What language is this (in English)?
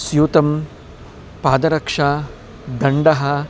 Sanskrit